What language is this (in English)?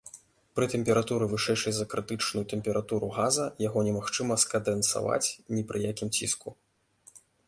Belarusian